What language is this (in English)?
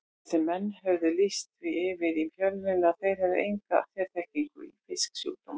Icelandic